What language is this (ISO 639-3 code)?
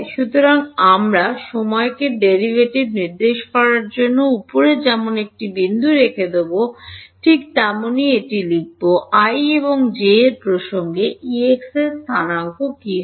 ben